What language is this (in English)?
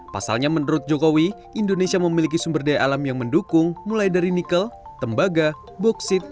Indonesian